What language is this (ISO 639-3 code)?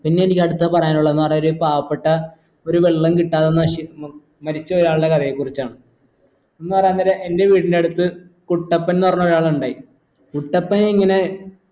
mal